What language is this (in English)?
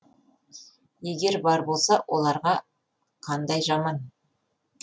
Kazakh